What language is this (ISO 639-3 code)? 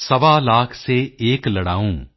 pan